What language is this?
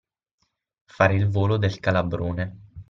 Italian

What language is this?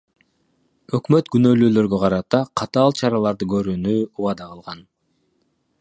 Kyrgyz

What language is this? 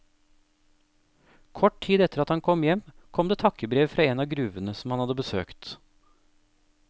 Norwegian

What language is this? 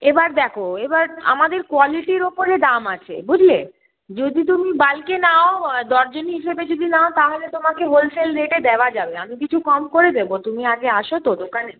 Bangla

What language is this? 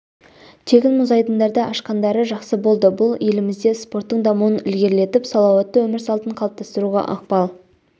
Kazakh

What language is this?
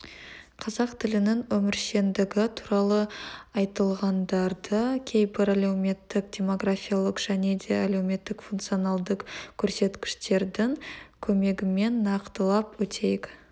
Kazakh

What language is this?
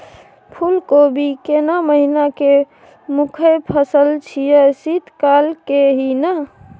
Maithili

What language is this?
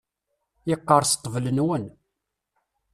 Kabyle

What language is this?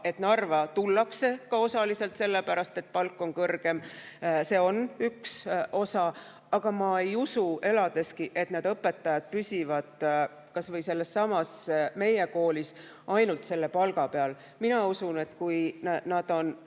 Estonian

